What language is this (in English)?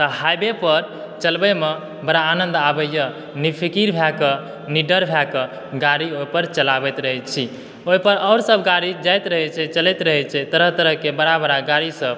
Maithili